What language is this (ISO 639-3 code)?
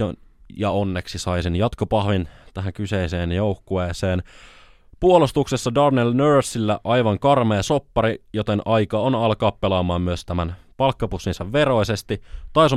fin